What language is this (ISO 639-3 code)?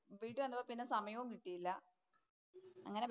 mal